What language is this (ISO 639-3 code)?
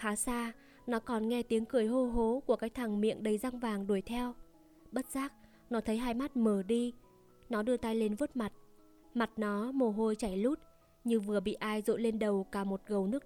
vie